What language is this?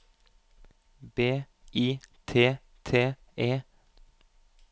Norwegian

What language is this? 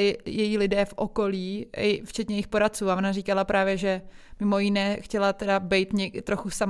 Czech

